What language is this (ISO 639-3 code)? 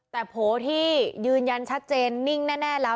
tha